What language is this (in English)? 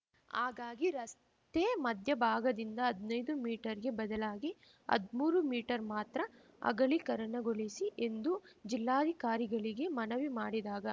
Kannada